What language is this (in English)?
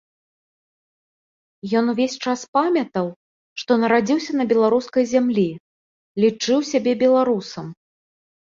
Belarusian